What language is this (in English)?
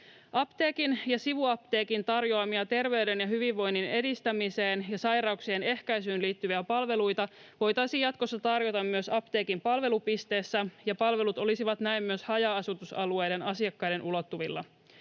Finnish